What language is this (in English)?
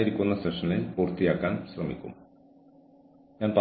Malayalam